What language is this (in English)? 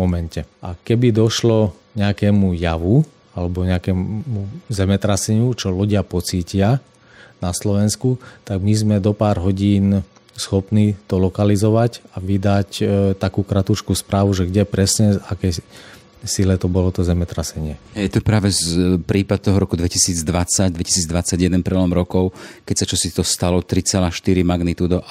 Slovak